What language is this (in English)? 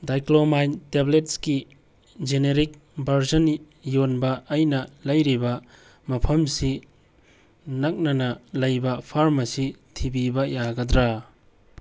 Manipuri